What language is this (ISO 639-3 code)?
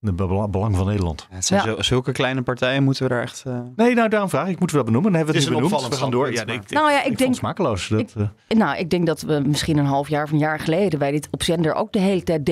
nld